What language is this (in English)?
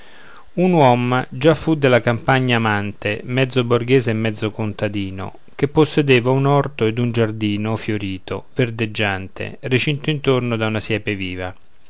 Italian